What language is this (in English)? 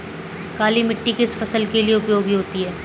Hindi